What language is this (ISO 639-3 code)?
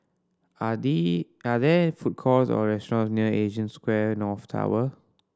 eng